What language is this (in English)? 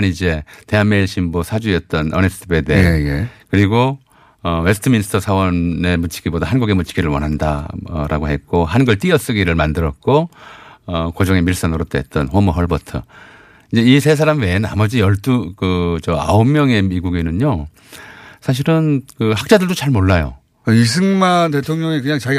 Korean